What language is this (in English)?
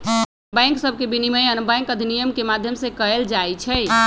Magahi